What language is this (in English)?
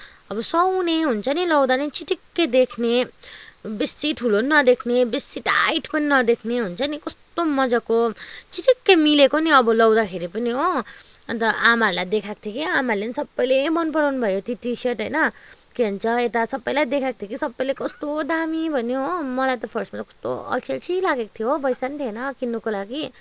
Nepali